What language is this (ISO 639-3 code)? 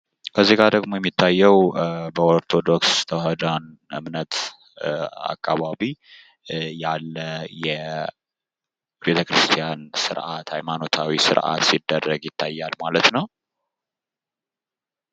amh